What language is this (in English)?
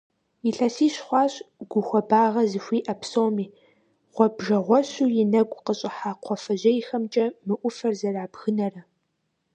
Kabardian